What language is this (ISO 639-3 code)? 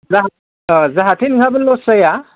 brx